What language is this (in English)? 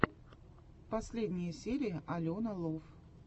Russian